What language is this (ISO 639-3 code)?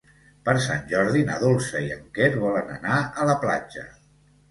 cat